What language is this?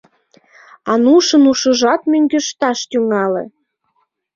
Mari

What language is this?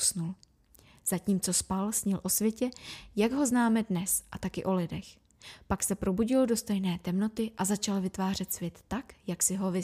Czech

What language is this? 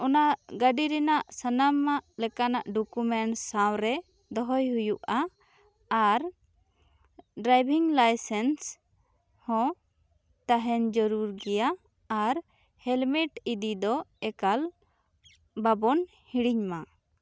Santali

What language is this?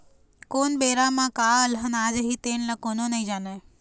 Chhattisgarhi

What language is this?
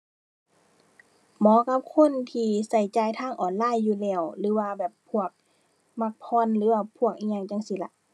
Thai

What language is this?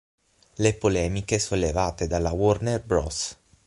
Italian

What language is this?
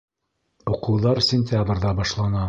Bashkir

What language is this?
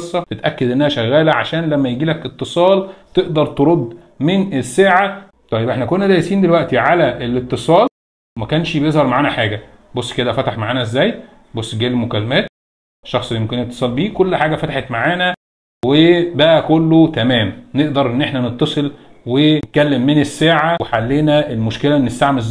Arabic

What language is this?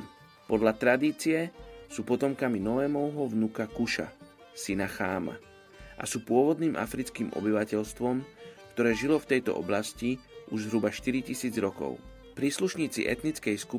Slovak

